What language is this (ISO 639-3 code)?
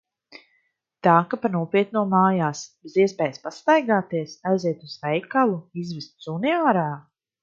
lav